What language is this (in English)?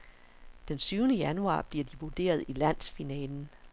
Danish